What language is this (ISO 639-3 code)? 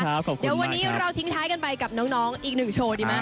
tha